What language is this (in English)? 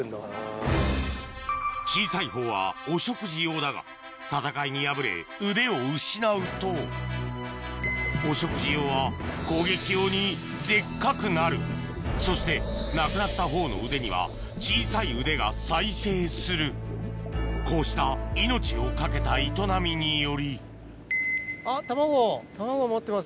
Japanese